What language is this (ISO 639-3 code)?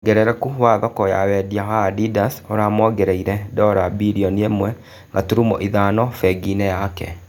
kik